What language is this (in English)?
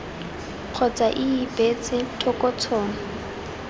Tswana